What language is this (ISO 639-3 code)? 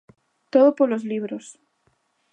glg